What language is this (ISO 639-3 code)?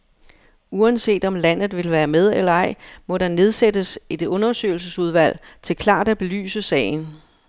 dan